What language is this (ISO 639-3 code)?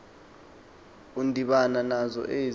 xho